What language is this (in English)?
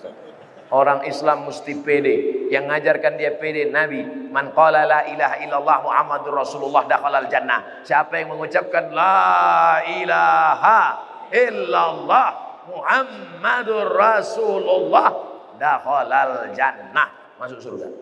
Indonesian